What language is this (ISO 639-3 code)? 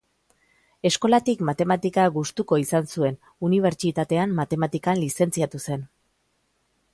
eus